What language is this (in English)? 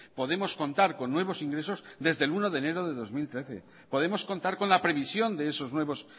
Spanish